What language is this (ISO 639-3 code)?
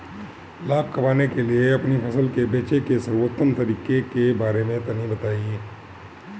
bho